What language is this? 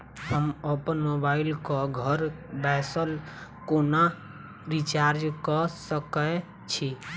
Maithili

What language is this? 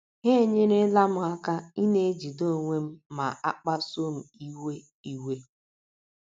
Igbo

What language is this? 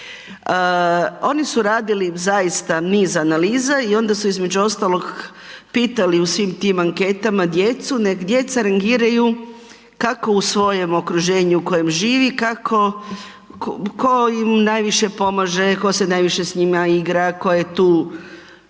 Croatian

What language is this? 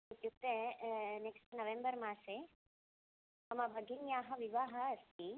Sanskrit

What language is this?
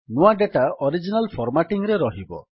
Odia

